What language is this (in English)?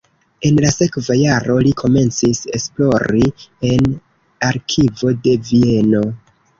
Esperanto